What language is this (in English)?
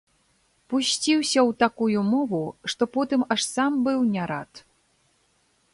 Belarusian